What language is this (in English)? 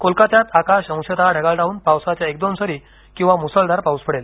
Marathi